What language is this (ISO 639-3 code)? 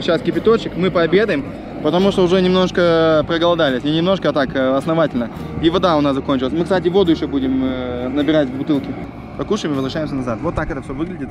rus